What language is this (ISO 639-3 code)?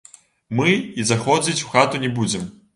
bel